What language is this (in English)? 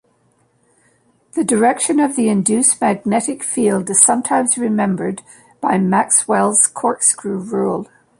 English